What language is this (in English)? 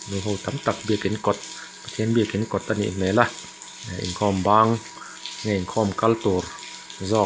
Mizo